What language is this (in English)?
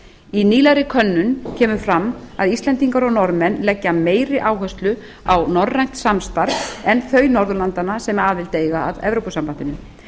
Icelandic